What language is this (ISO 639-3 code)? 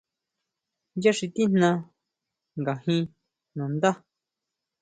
mau